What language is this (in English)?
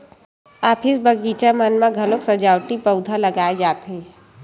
Chhattisgarhi